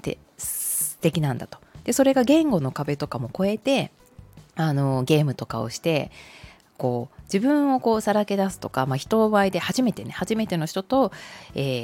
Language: Japanese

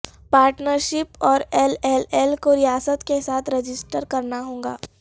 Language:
Urdu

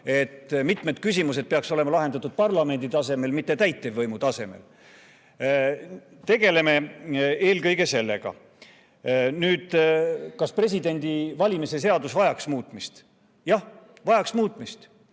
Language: Estonian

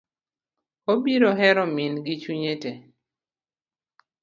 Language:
Luo (Kenya and Tanzania)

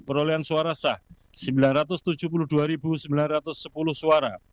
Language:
Indonesian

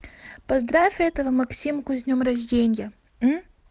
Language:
Russian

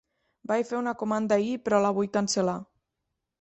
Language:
Catalan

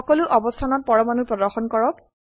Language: Assamese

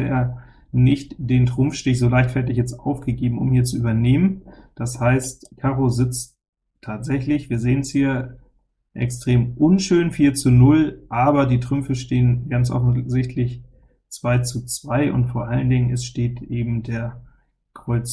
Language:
German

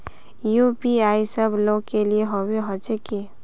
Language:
Magahi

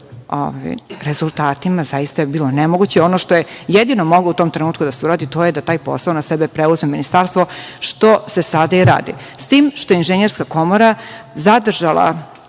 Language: Serbian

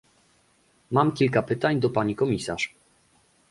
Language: Polish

